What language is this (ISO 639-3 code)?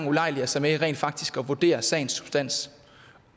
dan